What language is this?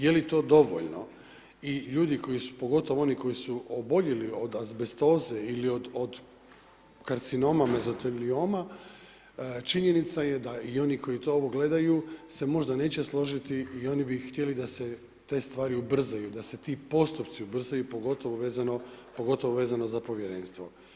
Croatian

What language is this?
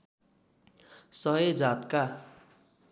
Nepali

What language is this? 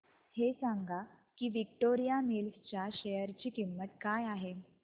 Marathi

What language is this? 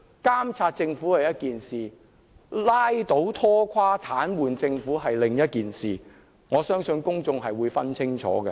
Cantonese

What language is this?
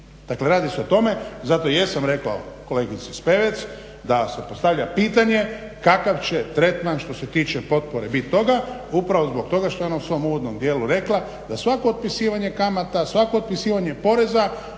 Croatian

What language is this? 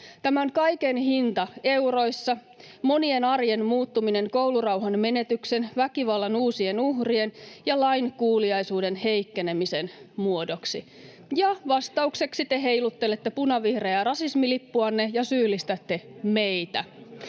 Finnish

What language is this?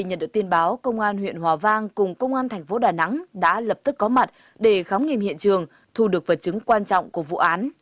Vietnamese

